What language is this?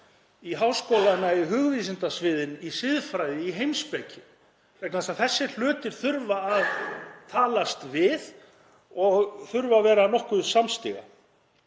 Icelandic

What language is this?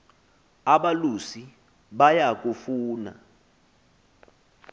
Xhosa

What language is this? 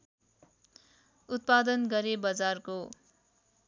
Nepali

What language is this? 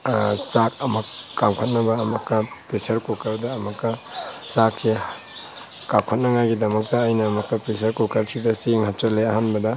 Manipuri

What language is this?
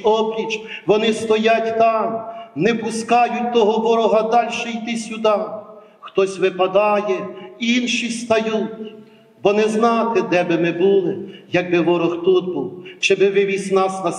Ukrainian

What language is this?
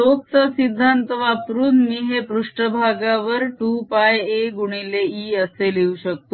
Marathi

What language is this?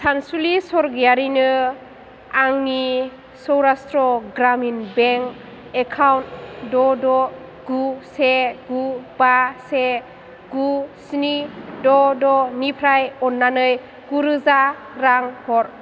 Bodo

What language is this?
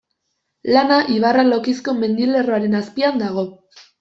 Basque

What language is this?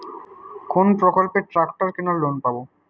Bangla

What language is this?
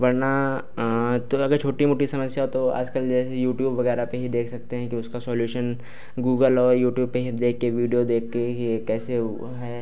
Hindi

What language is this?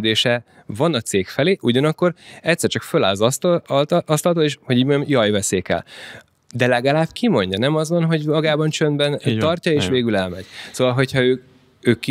Hungarian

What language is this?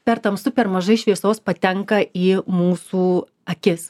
Lithuanian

